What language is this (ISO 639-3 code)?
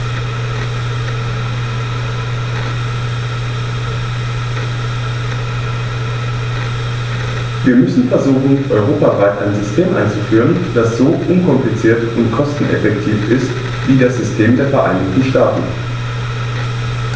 deu